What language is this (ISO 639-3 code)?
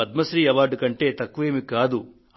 tel